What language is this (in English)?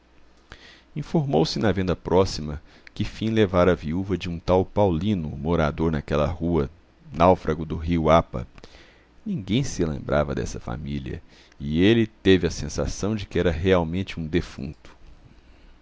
Portuguese